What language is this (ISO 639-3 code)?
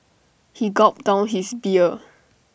eng